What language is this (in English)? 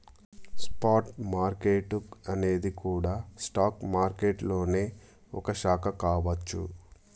Telugu